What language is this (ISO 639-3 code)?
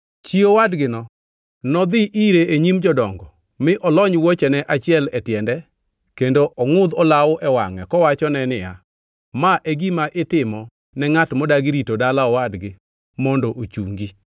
luo